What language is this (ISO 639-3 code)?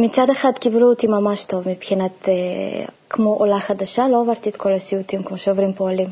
heb